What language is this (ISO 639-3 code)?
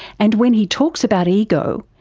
eng